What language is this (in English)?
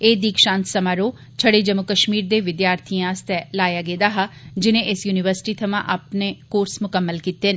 Dogri